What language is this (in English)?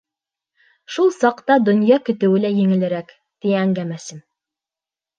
Bashkir